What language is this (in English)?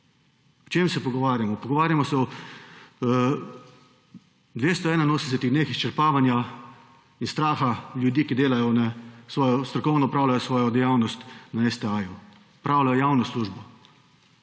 Slovenian